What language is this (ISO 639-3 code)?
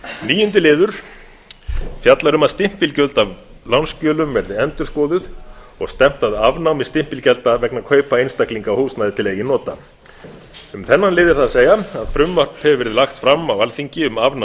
isl